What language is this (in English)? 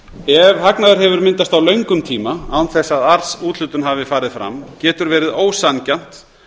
Icelandic